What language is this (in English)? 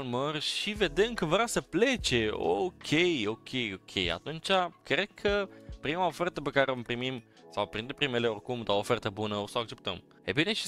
Romanian